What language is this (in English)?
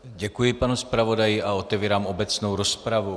Czech